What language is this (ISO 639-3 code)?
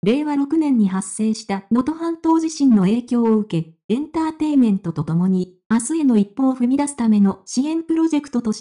jpn